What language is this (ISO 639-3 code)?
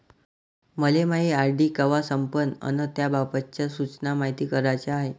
mar